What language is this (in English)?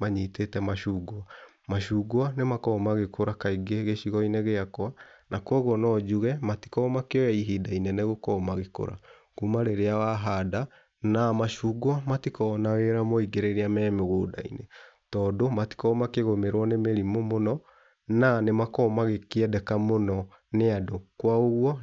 Kikuyu